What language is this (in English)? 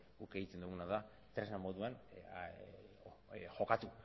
Basque